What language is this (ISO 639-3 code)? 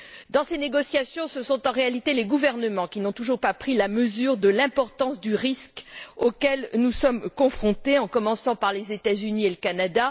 fra